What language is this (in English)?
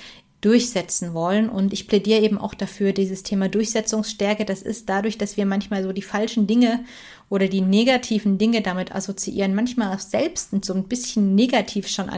German